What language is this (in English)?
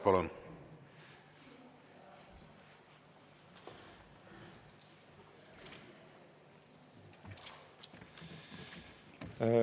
Estonian